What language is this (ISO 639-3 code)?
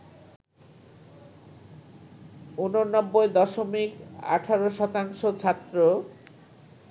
ben